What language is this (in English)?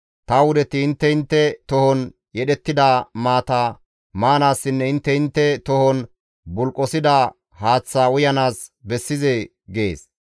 Gamo